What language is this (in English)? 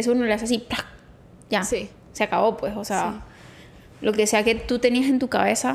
Spanish